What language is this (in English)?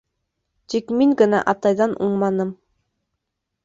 Bashkir